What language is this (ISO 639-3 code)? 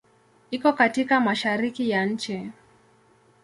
swa